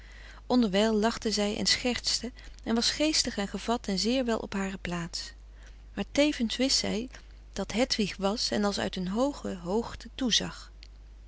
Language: Dutch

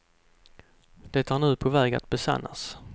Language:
Swedish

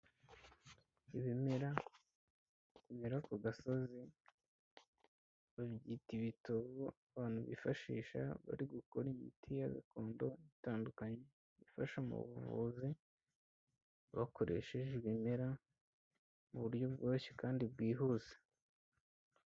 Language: Kinyarwanda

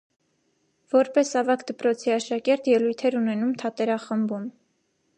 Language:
Armenian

